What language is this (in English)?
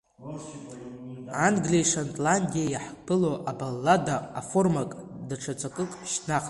Abkhazian